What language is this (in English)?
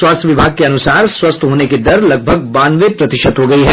Hindi